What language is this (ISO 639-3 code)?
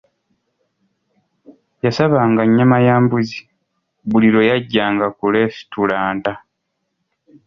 lug